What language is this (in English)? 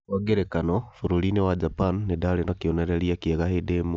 Kikuyu